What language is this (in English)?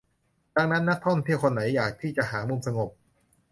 Thai